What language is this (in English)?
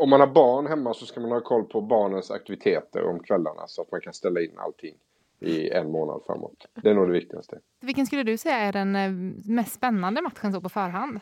Swedish